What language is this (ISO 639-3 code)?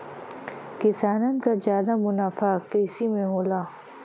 bho